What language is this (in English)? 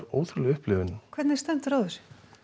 Icelandic